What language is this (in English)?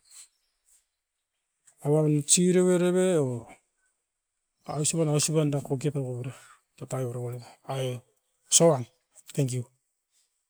Askopan